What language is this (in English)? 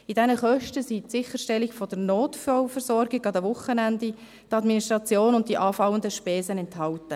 Swiss German